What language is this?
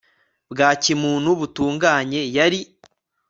Kinyarwanda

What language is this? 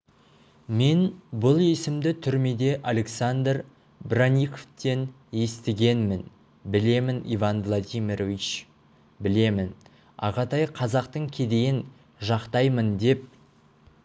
Kazakh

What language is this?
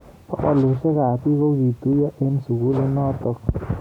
Kalenjin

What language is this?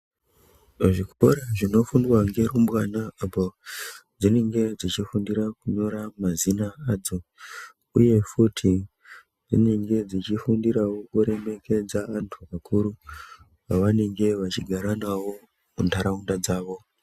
Ndau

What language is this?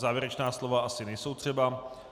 Czech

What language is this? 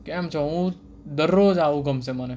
Gujarati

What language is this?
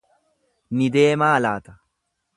Oromo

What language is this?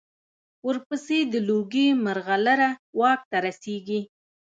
Pashto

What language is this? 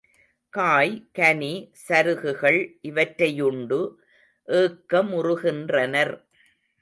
Tamil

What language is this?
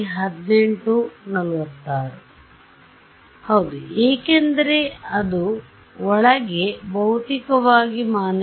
Kannada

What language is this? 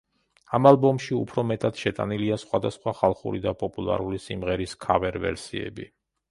Georgian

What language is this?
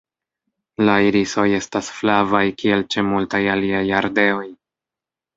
Esperanto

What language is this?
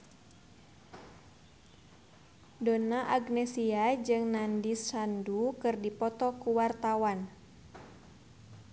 Sundanese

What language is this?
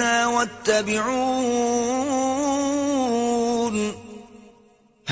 Urdu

